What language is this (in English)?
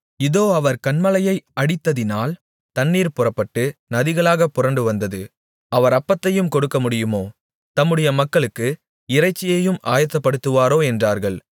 Tamil